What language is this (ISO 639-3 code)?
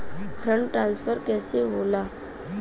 bho